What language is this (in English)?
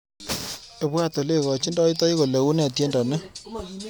Kalenjin